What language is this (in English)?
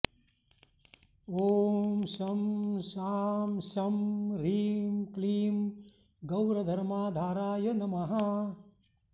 Sanskrit